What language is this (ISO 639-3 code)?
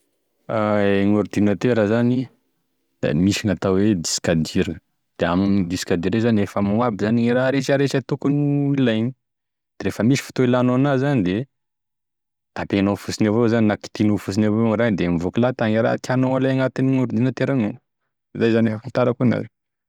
tkg